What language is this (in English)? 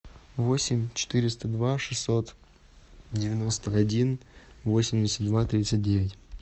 Russian